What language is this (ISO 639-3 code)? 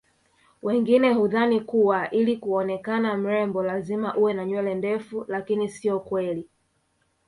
swa